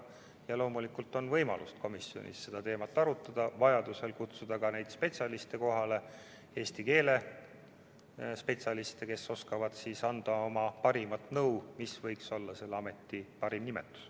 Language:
Estonian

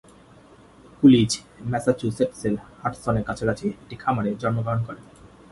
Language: Bangla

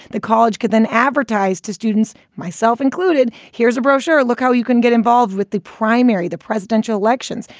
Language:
English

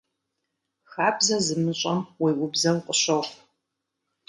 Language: Kabardian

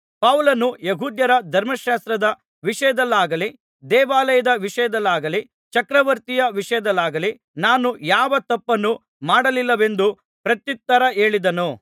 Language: Kannada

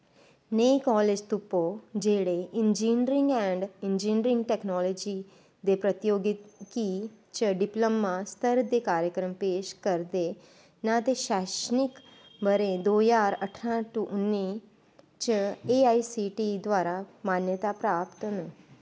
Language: Dogri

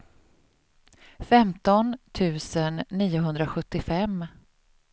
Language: Swedish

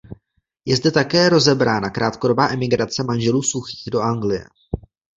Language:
Czech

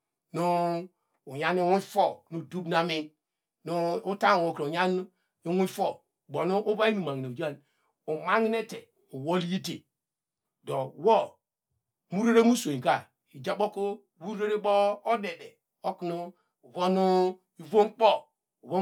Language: Degema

